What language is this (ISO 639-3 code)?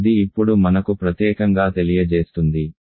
tel